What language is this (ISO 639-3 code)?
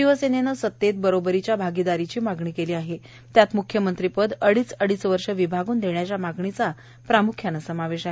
mar